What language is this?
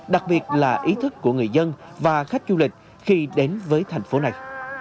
Vietnamese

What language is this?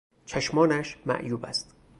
Persian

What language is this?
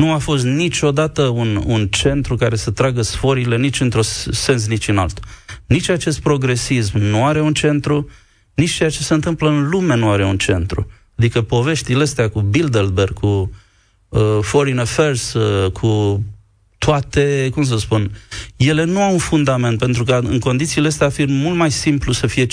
Romanian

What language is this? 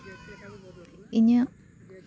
Santali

